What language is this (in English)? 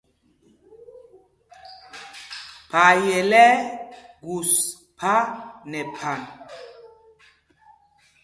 Mpumpong